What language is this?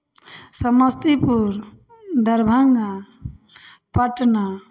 Maithili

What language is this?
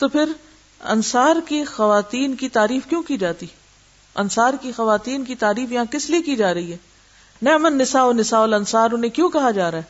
Urdu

